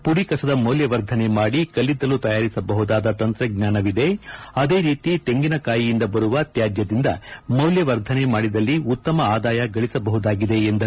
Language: Kannada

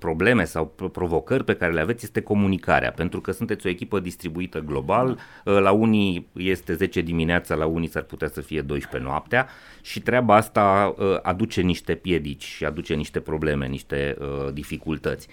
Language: Romanian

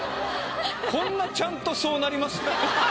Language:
Japanese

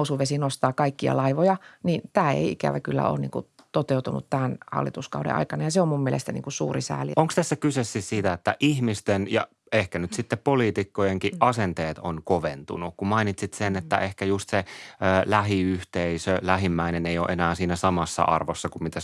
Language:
Finnish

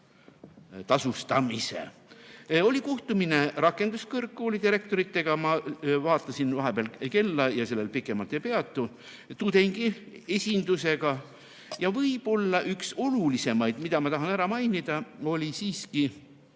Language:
Estonian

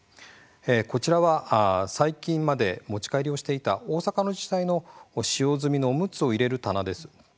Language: Japanese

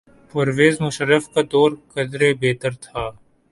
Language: Urdu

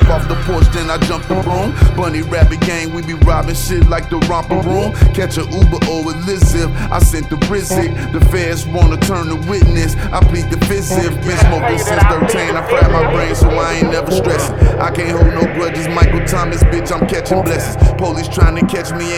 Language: French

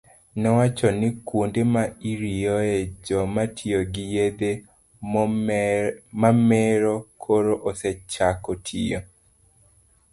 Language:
Luo (Kenya and Tanzania)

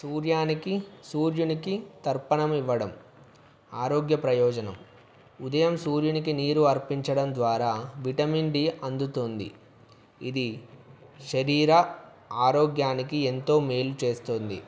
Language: Telugu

